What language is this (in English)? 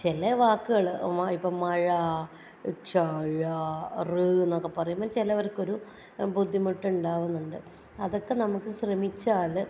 Malayalam